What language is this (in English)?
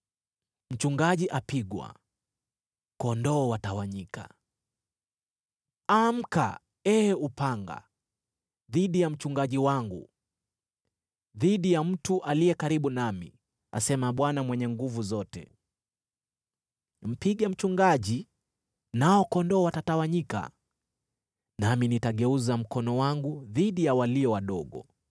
Swahili